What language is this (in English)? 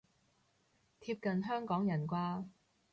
Cantonese